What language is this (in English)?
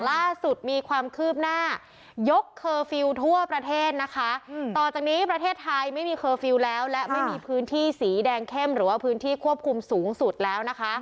Thai